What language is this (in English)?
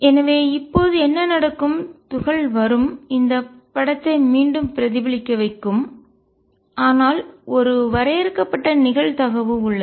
Tamil